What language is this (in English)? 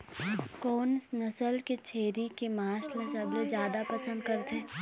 Chhattisgarhi